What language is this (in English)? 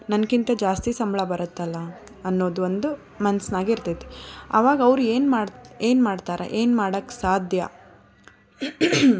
Kannada